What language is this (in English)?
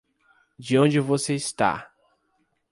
Portuguese